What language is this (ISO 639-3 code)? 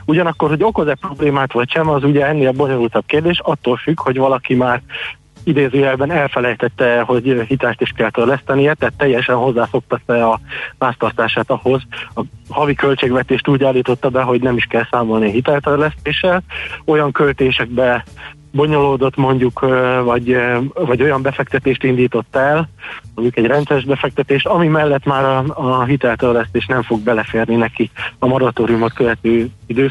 hun